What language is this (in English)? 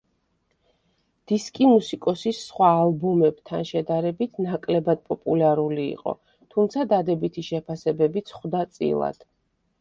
Georgian